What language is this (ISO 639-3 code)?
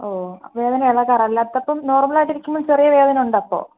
mal